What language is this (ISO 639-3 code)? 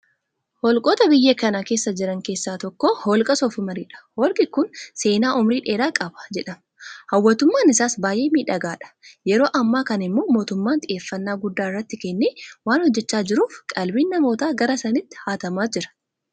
orm